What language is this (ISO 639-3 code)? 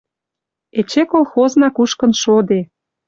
mrj